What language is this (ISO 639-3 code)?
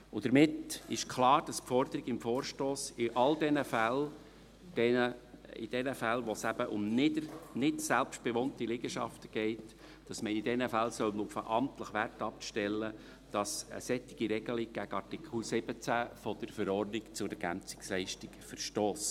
gsw